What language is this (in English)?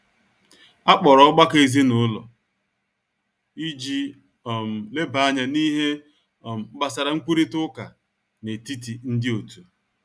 Igbo